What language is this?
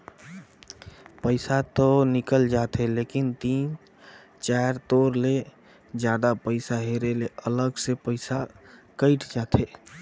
Chhattisgarhi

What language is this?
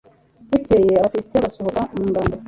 Kinyarwanda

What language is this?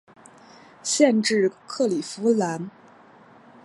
Chinese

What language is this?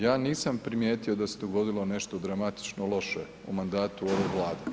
Croatian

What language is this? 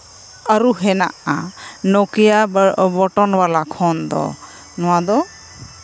Santali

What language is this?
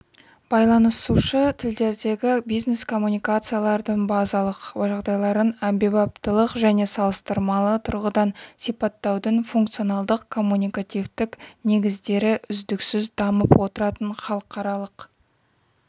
Kazakh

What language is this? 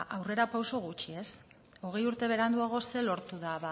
Basque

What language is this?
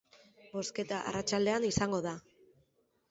Basque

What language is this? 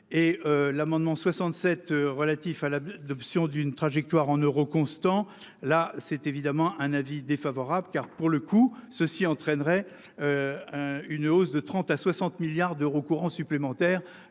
French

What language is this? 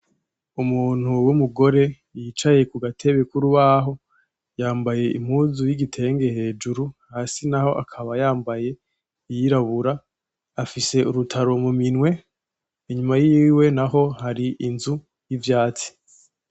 Rundi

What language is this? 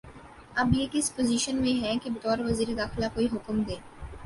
Urdu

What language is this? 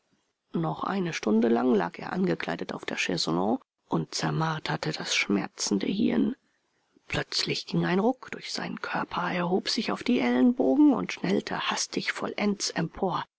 German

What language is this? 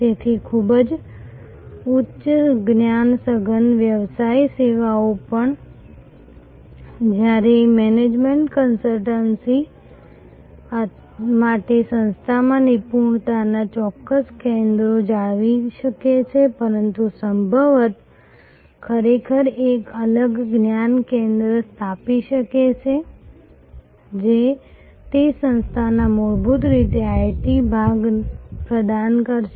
Gujarati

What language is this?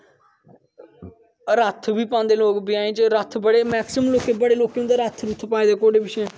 Dogri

